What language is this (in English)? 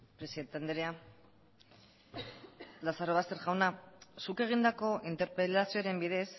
Basque